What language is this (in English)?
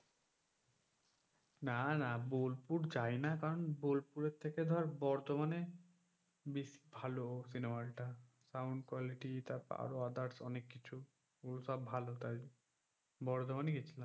Bangla